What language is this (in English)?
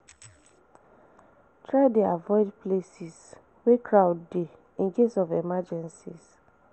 Nigerian Pidgin